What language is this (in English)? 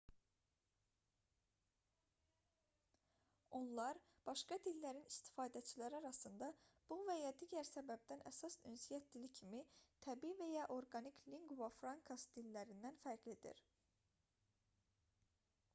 Azerbaijani